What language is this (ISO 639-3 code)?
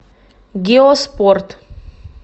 rus